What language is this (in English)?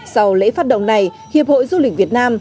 Vietnamese